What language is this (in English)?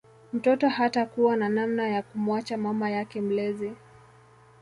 Swahili